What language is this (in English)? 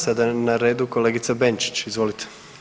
Croatian